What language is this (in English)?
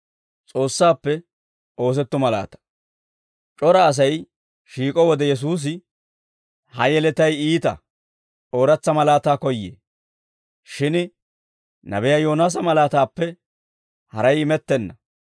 Dawro